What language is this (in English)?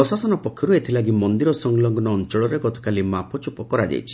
Odia